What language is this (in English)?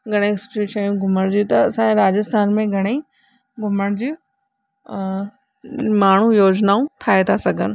Sindhi